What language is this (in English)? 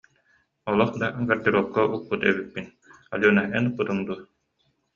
Yakut